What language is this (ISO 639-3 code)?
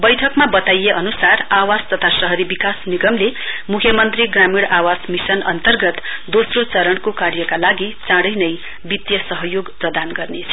nep